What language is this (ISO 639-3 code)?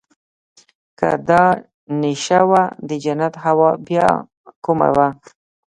pus